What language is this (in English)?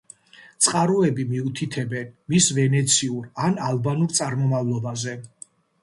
Georgian